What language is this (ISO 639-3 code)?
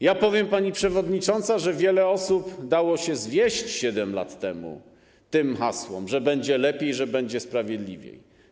pol